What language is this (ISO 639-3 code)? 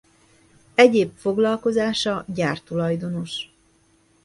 hun